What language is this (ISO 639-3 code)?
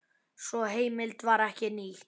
isl